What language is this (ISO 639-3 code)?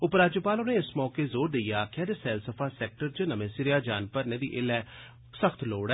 doi